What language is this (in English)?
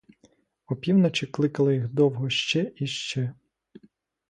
Ukrainian